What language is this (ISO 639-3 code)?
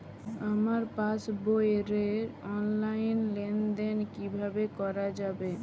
ben